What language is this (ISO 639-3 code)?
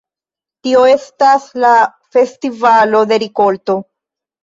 epo